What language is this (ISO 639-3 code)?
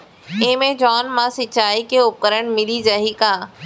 hne